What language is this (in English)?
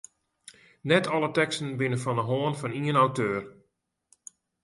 Western Frisian